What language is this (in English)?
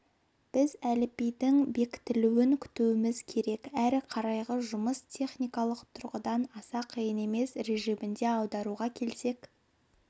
Kazakh